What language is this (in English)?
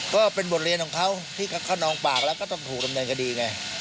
Thai